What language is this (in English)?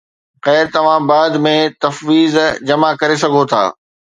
Sindhi